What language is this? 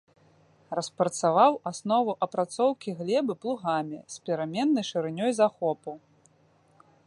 Belarusian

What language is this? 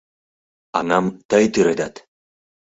Mari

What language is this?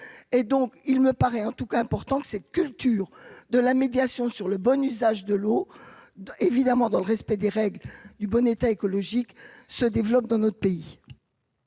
French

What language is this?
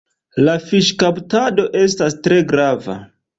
Esperanto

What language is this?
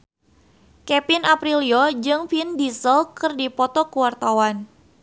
Sundanese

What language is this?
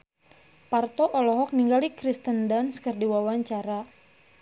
Sundanese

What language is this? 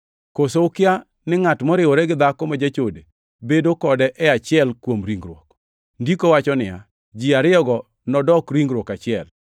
Luo (Kenya and Tanzania)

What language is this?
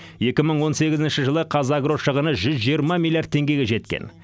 Kazakh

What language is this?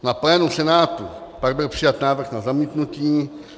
Czech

